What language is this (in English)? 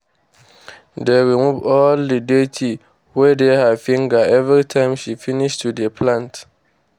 Nigerian Pidgin